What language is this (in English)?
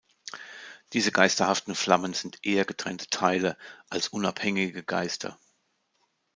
German